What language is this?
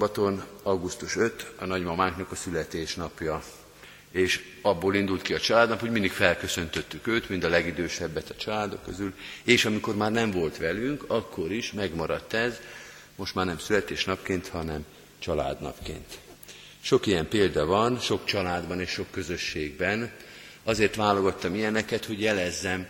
Hungarian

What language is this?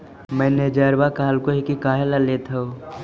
Magahi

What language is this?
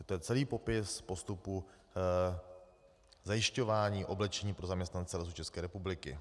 Czech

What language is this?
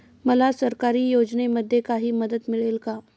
Marathi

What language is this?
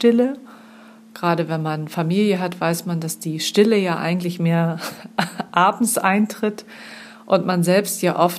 German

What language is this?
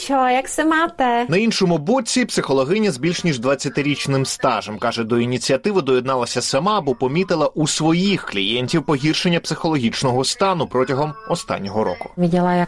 Ukrainian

